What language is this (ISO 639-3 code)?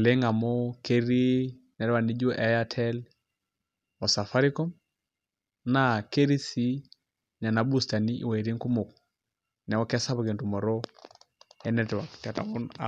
mas